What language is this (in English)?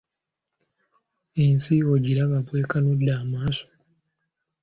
Ganda